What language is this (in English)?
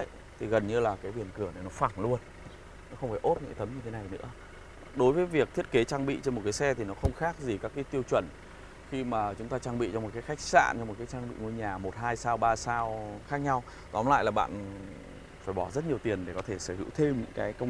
Vietnamese